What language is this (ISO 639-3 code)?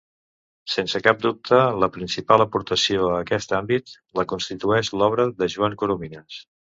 cat